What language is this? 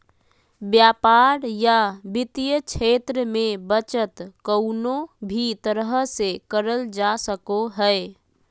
Magahi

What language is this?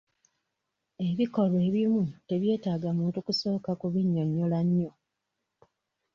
Ganda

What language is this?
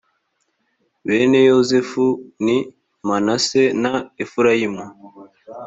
Kinyarwanda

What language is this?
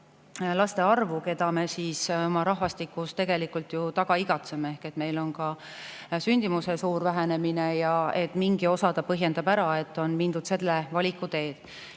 Estonian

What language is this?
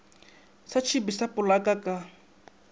Northern Sotho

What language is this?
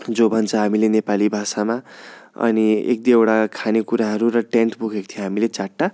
Nepali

